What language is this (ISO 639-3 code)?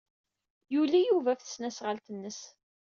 kab